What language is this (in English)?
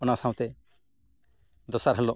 Santali